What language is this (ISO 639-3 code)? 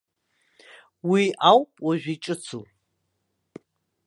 abk